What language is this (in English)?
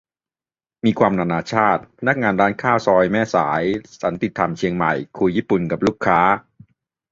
Thai